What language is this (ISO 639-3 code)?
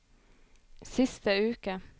nor